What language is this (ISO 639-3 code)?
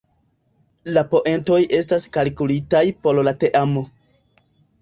epo